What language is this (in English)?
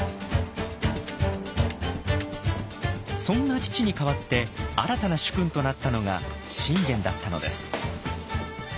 Japanese